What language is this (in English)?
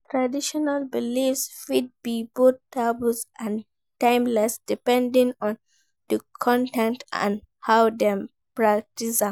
Nigerian Pidgin